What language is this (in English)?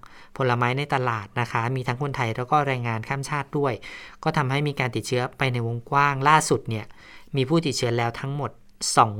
Thai